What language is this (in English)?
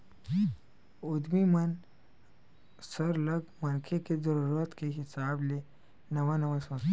Chhattisgarhi